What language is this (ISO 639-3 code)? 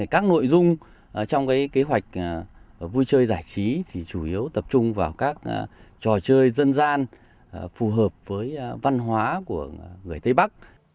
vie